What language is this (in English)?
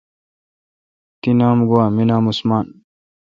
Kalkoti